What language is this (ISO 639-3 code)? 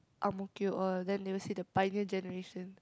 eng